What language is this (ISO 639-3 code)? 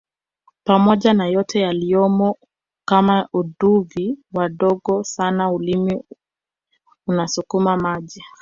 swa